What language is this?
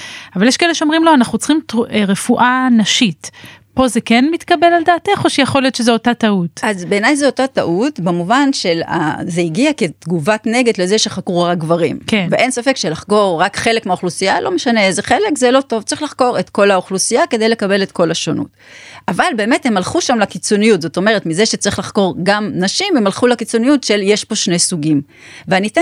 Hebrew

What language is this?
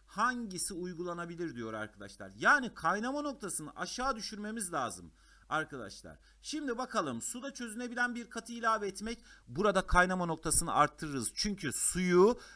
Turkish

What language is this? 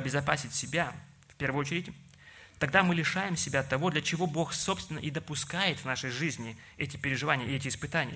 Russian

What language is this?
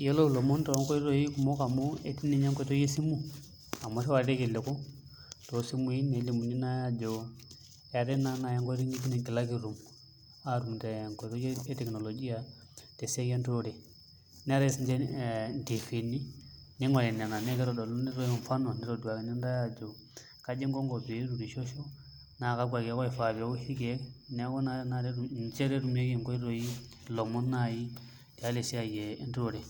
Masai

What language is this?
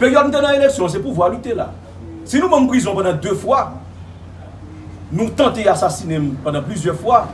French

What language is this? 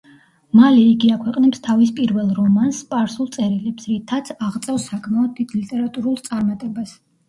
Georgian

